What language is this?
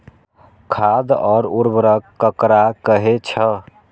Maithili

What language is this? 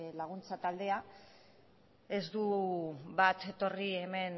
Basque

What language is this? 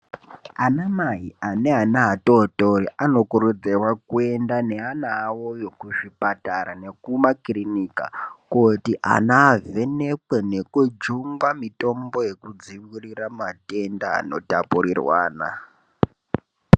Ndau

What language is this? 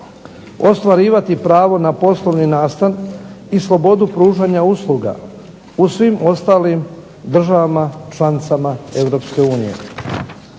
Croatian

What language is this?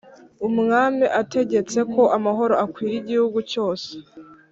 Kinyarwanda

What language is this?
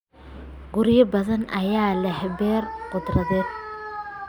Somali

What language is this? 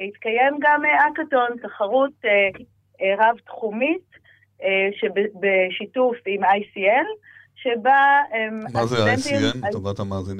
Hebrew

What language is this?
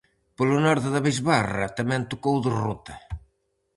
Galician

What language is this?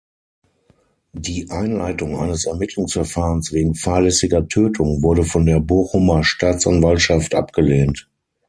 German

